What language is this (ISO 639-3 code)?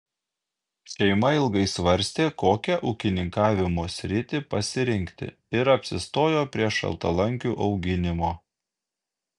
lit